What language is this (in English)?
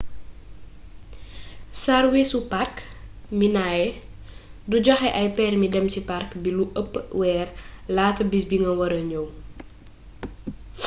Wolof